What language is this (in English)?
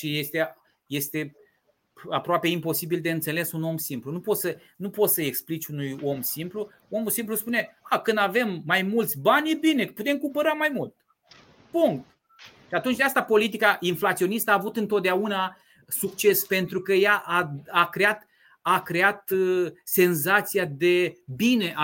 Romanian